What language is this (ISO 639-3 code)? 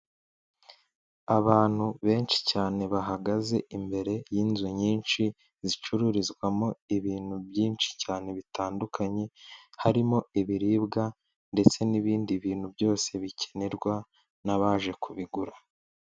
kin